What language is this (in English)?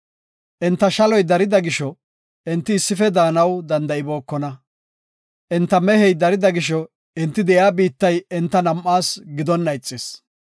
Gofa